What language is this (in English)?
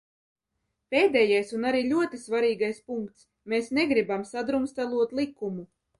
Latvian